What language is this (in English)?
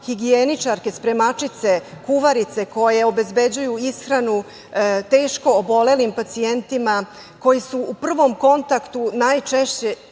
Serbian